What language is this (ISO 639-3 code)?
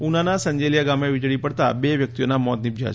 guj